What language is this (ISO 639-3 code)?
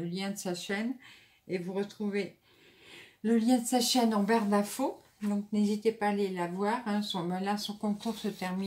fra